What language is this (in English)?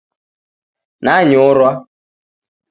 Taita